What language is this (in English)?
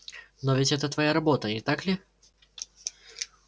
Russian